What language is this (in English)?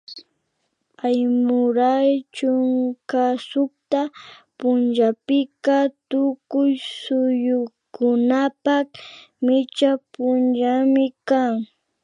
Imbabura Highland Quichua